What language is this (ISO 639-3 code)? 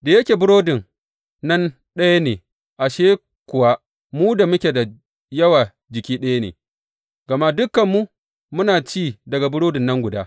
hau